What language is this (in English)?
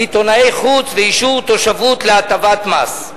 Hebrew